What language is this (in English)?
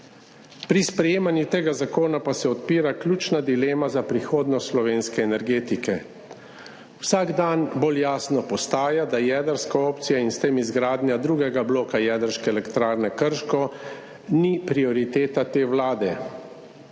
Slovenian